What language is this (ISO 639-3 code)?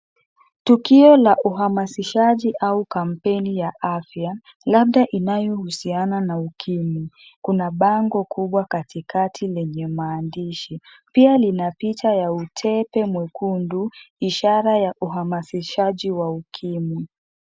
swa